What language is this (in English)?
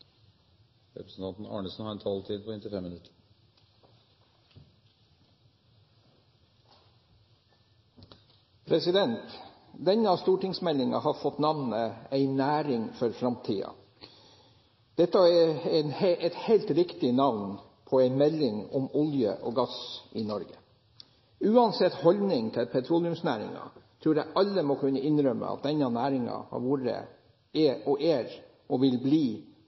Norwegian Bokmål